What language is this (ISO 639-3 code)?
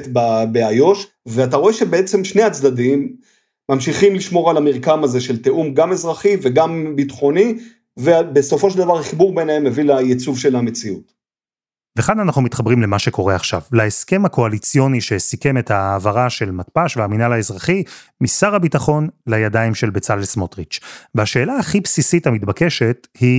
heb